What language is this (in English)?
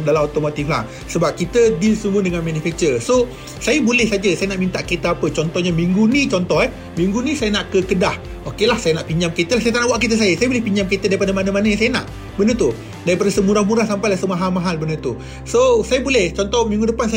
Malay